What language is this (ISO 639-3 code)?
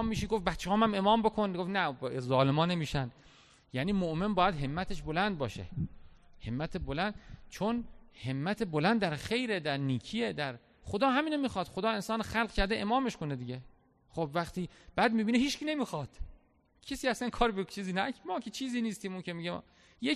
fas